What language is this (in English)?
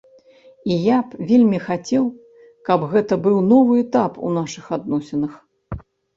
Belarusian